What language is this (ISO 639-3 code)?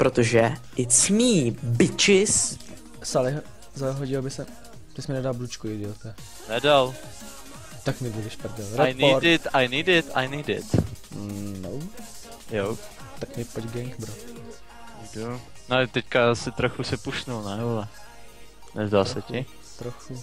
ces